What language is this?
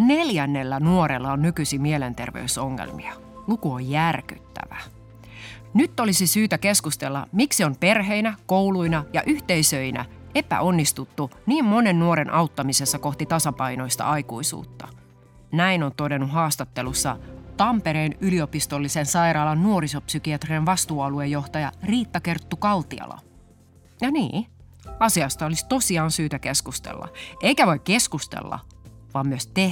Finnish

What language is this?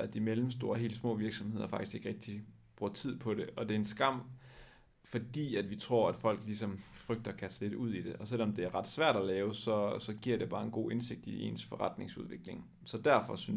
Danish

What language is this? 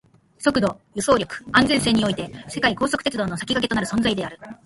Japanese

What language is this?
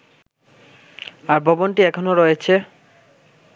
Bangla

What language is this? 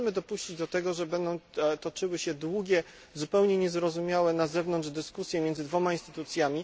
Polish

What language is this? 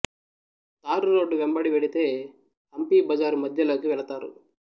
Telugu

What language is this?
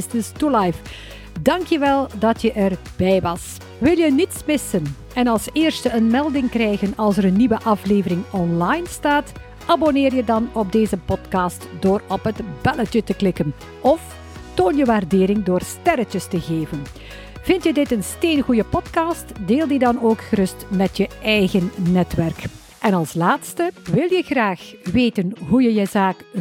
Dutch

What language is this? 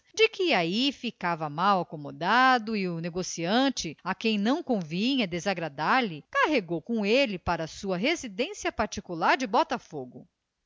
Portuguese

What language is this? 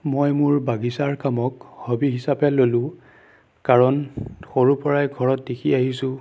Assamese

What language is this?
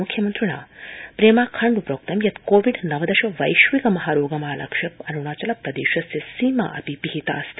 Sanskrit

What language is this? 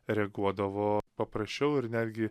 Lithuanian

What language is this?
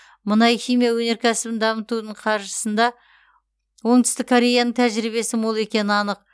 Kazakh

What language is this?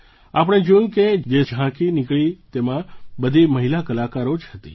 Gujarati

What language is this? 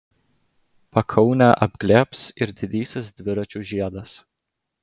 Lithuanian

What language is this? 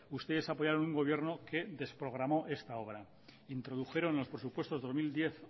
Spanish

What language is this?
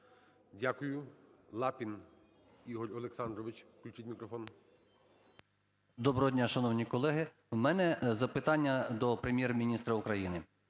Ukrainian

